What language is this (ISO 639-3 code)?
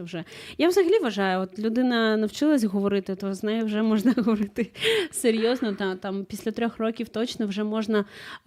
ukr